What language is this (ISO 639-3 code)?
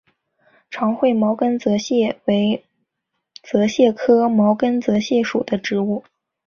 zho